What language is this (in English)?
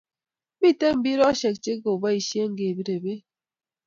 Kalenjin